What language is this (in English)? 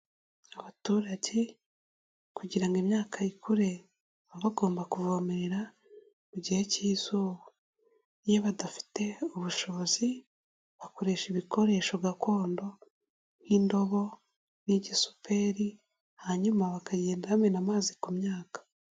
Kinyarwanda